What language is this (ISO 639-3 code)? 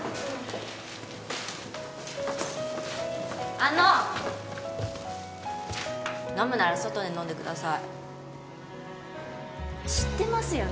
jpn